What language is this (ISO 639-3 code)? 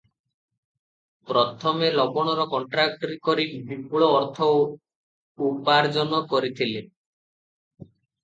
ori